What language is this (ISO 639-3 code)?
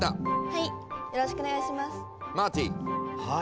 jpn